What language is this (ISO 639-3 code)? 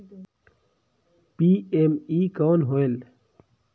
hne